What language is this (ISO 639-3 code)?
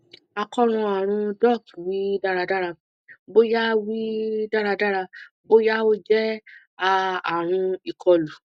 yor